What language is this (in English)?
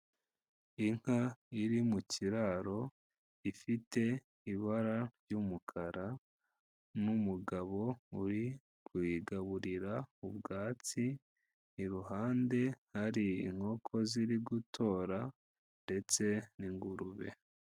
Kinyarwanda